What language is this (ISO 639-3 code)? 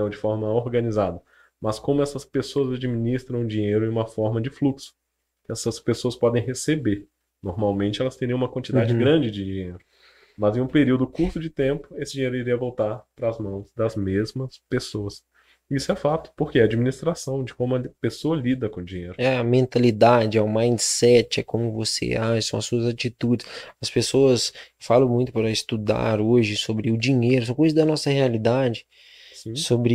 por